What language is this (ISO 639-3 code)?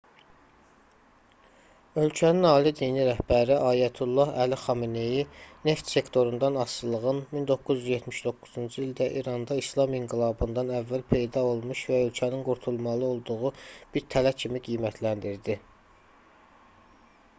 aze